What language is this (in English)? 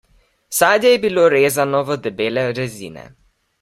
Slovenian